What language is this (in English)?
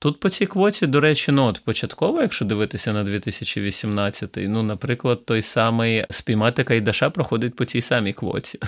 Ukrainian